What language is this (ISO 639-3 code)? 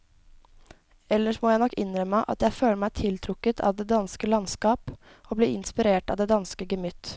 nor